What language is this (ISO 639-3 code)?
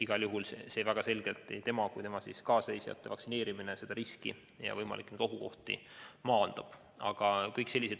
est